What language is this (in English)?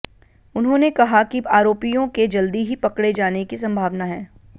Hindi